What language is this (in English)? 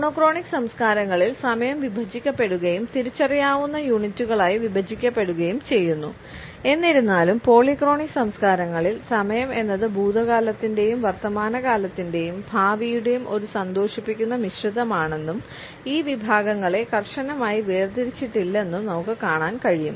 Malayalam